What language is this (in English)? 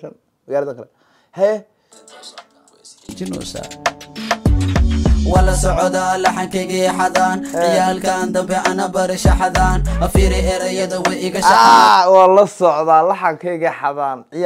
Arabic